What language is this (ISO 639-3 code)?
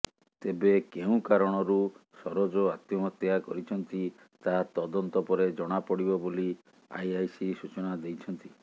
ori